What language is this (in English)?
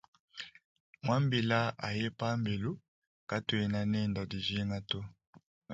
Luba-Lulua